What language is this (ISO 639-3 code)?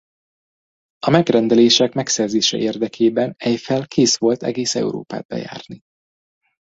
hun